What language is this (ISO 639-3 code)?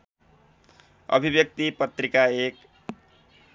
nep